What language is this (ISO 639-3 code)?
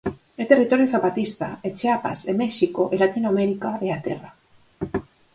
glg